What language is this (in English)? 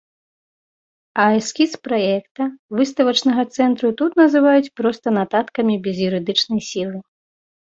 Belarusian